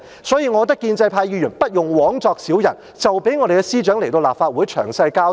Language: Cantonese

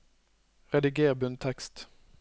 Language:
Norwegian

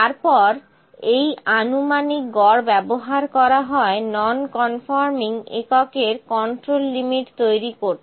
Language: Bangla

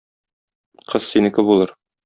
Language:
Tatar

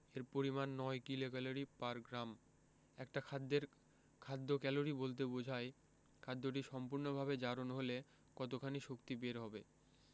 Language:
Bangla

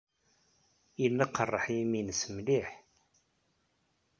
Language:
Kabyle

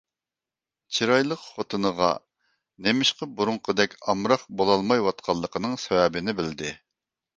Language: Uyghur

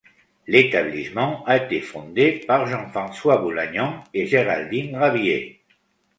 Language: French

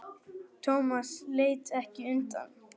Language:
Icelandic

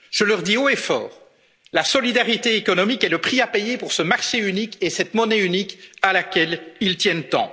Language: French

